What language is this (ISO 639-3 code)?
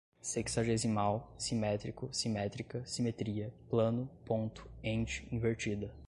por